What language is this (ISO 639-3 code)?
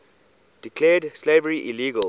eng